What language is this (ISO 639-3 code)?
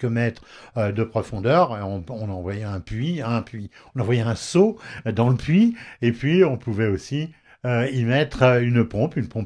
fra